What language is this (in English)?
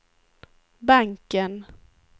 Swedish